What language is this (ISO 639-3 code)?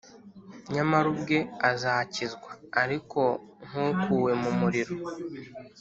kin